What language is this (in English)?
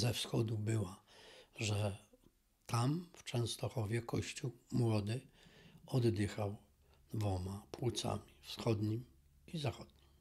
Polish